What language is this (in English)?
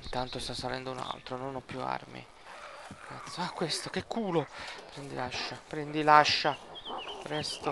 Italian